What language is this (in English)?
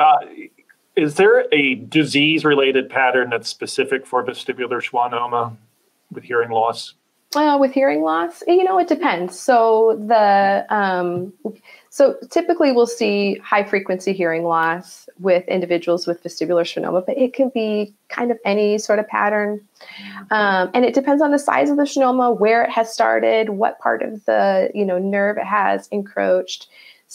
English